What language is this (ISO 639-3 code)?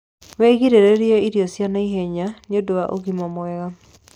kik